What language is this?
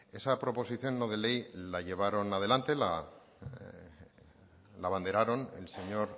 Spanish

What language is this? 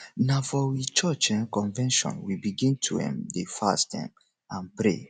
Nigerian Pidgin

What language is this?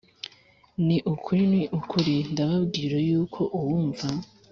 Kinyarwanda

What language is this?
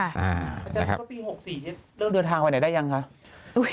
Thai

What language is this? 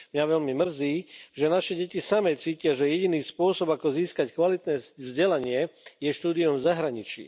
Slovak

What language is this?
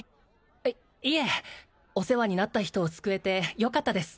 Japanese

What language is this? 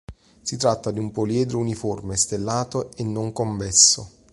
Italian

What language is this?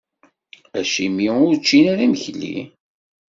Kabyle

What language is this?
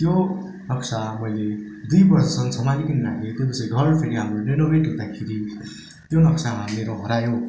Nepali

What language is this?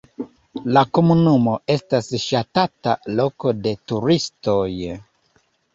Esperanto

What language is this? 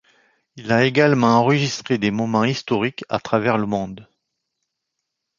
French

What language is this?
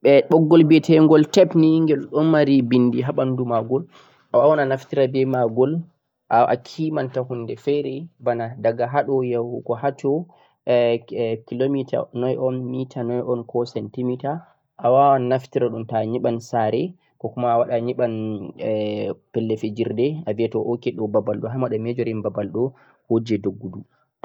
Central-Eastern Niger Fulfulde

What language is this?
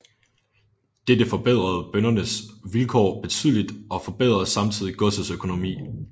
Danish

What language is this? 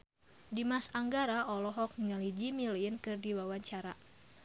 Sundanese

